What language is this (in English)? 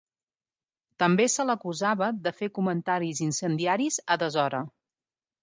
Catalan